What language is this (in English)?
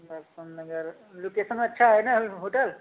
Hindi